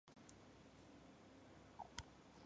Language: Chinese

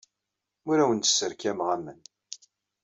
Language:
Kabyle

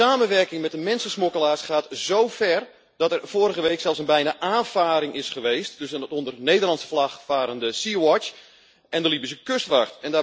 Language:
Dutch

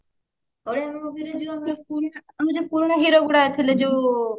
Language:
Odia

